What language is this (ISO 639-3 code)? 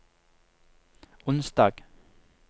nor